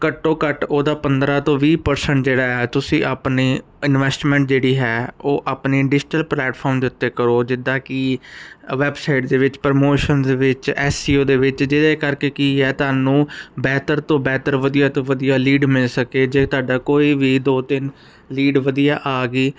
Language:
Punjabi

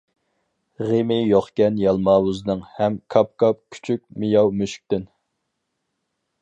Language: Uyghur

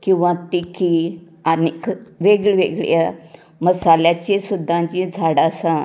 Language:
Konkani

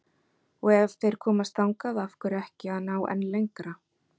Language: Icelandic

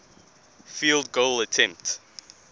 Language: English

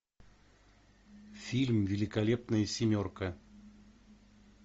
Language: Russian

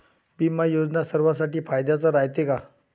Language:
Marathi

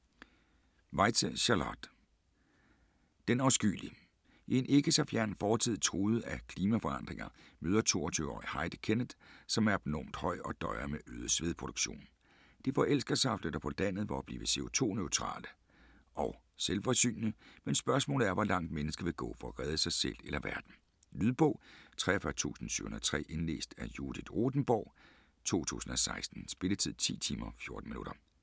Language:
Danish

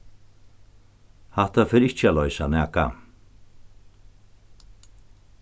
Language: Faroese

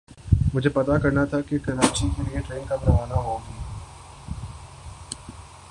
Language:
Urdu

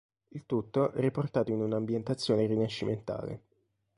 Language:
Italian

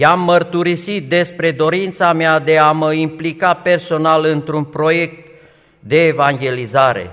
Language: Romanian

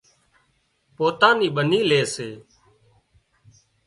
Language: Wadiyara Koli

